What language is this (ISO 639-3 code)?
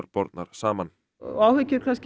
isl